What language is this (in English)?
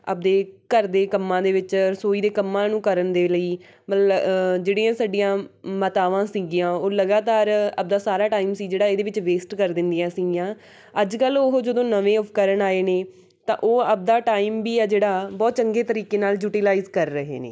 Punjabi